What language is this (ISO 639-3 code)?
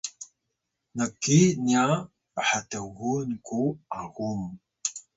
tay